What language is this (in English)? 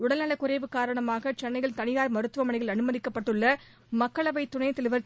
Tamil